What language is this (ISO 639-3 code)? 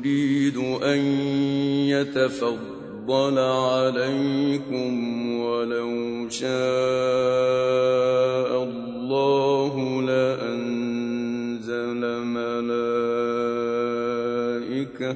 ara